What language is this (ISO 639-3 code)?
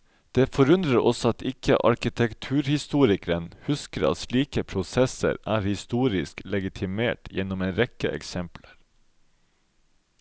nor